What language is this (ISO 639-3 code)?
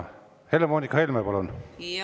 est